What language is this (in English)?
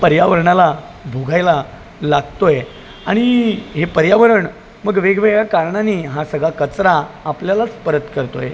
Marathi